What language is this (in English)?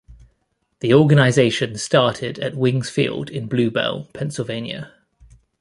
English